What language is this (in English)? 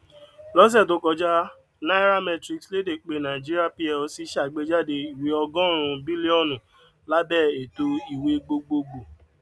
Yoruba